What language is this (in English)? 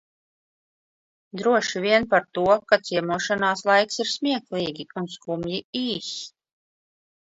Latvian